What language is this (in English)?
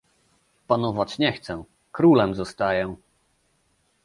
Polish